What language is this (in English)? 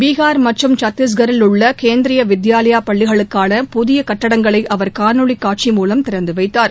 Tamil